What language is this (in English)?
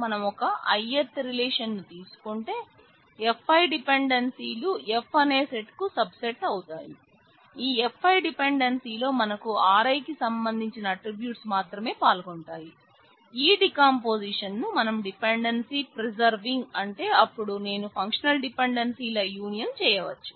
Telugu